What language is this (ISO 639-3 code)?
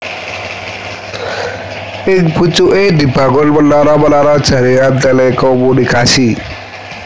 jav